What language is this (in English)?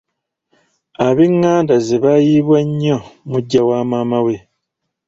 Ganda